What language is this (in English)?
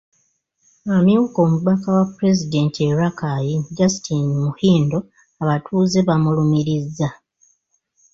Ganda